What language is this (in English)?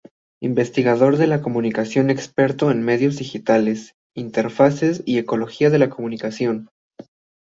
Spanish